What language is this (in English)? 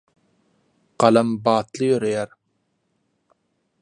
Turkmen